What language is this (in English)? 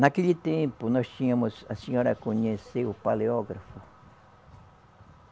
Portuguese